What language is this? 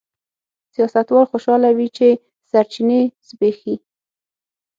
Pashto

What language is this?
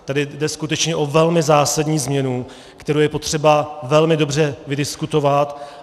Czech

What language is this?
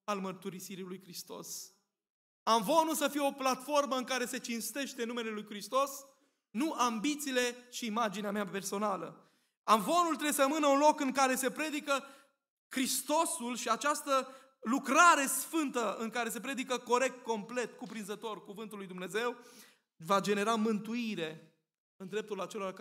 Romanian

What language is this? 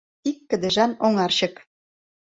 Mari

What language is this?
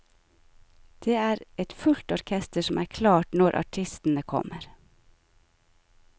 Norwegian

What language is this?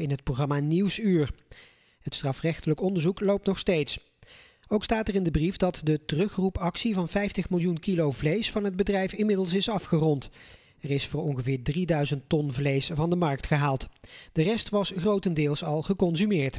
Dutch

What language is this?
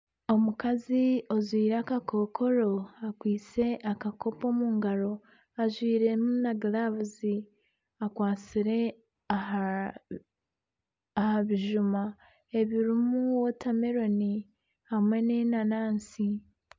Nyankole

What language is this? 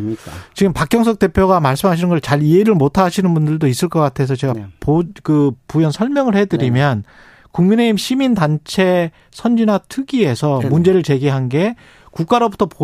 Korean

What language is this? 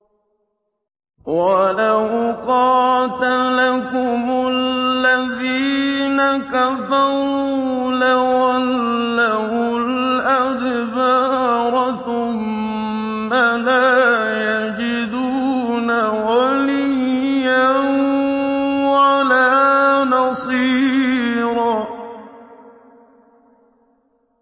Arabic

